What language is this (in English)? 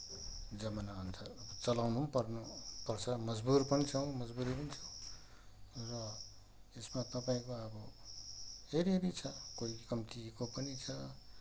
Nepali